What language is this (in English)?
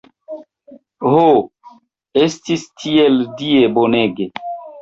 Esperanto